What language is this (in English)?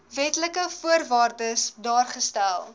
Afrikaans